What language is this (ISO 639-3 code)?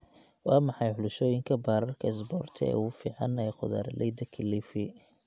som